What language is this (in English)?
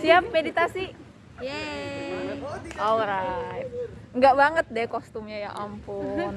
Indonesian